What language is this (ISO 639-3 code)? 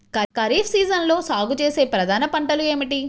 tel